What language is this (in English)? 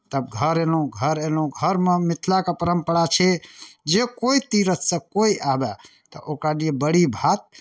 Maithili